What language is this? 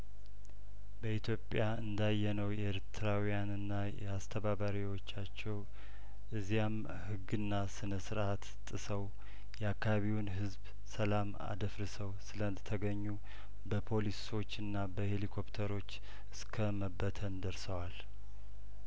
Amharic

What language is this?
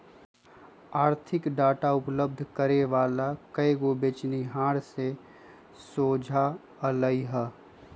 Magahi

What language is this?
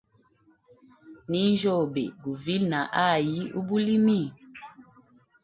Hemba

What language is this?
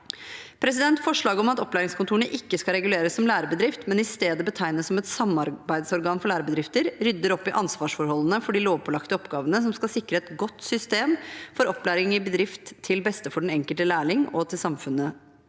Norwegian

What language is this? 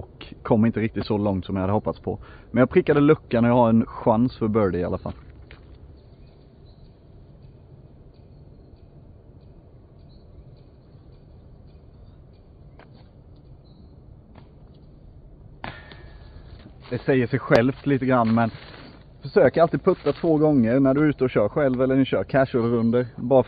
Swedish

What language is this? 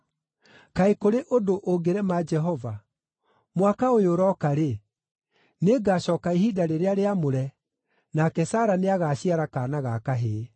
Kikuyu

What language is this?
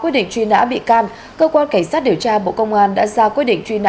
Vietnamese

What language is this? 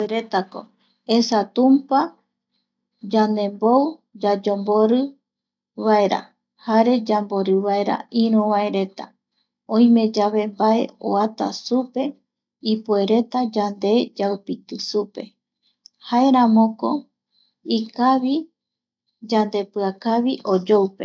Eastern Bolivian Guaraní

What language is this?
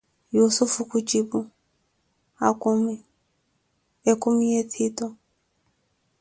Koti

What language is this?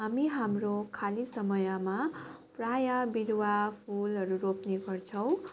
Nepali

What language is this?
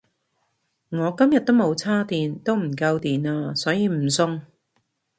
Cantonese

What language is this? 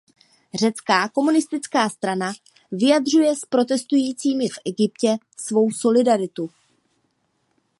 Czech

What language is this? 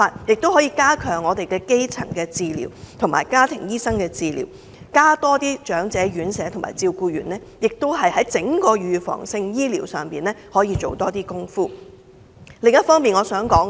Cantonese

